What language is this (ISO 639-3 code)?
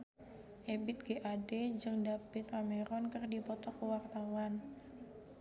sun